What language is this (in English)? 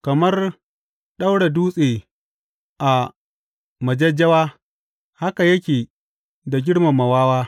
Hausa